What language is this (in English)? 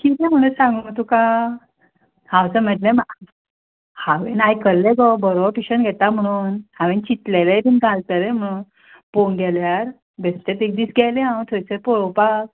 Konkani